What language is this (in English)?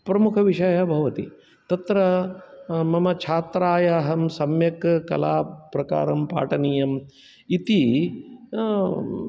Sanskrit